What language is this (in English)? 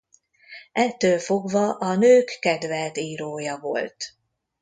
Hungarian